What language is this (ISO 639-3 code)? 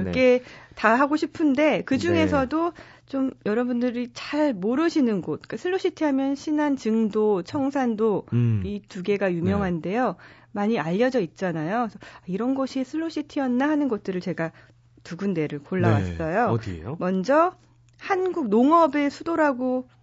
kor